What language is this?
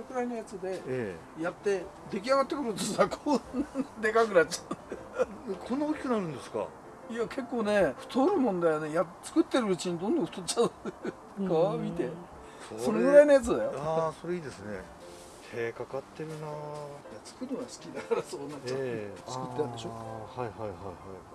Japanese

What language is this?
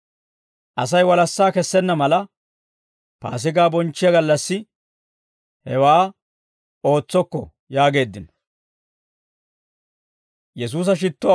Dawro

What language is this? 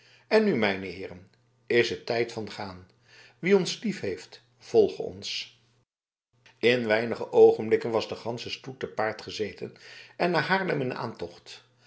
Dutch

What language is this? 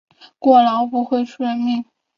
Chinese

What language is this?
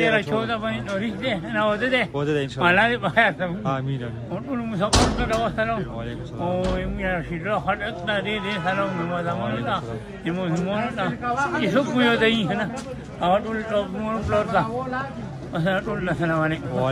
Arabic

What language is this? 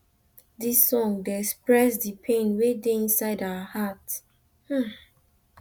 Nigerian Pidgin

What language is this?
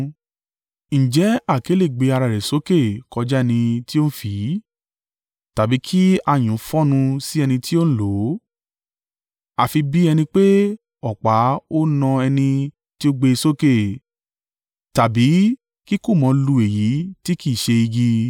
Yoruba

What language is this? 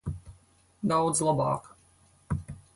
Latvian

